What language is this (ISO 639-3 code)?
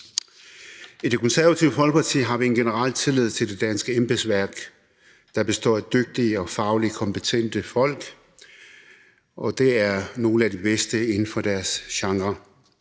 dan